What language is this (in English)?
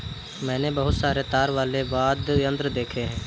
Hindi